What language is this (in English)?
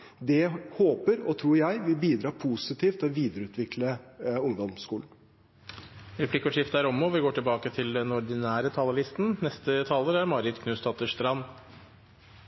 Norwegian